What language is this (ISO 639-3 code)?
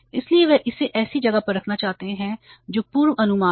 hin